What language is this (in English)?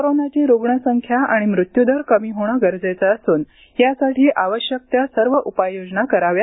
Marathi